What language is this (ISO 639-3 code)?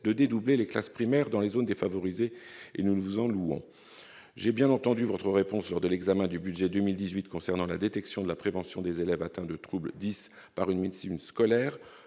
fra